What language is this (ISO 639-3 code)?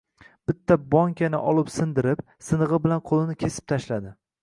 uzb